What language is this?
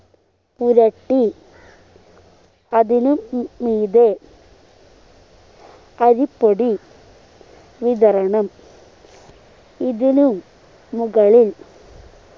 Malayalam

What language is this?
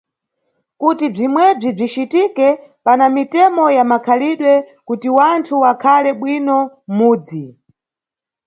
Nyungwe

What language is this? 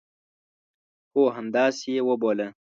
Pashto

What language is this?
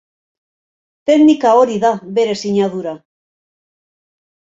Basque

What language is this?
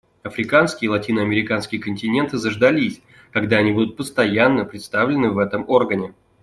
Russian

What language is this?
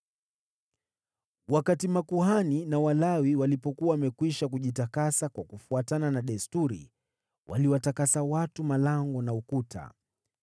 Swahili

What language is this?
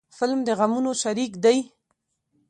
Pashto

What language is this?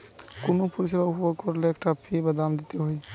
Bangla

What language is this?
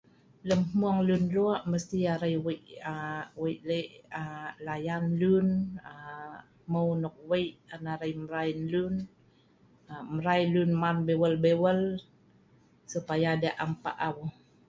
Sa'ban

